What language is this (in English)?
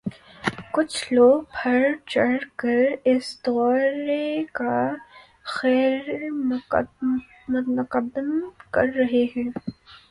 Urdu